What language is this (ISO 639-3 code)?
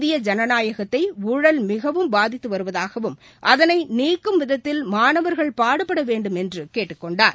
tam